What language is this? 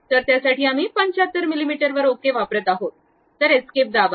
Marathi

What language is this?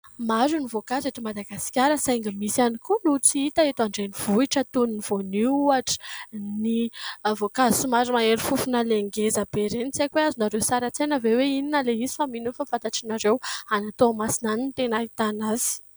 Malagasy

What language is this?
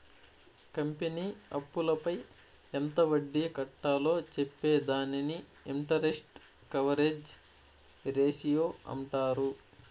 Telugu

